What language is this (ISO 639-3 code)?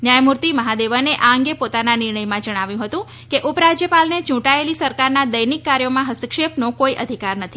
guj